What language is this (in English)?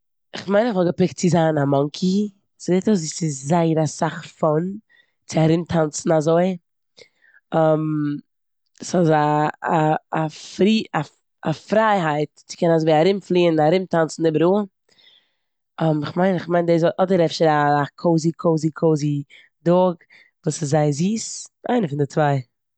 Yiddish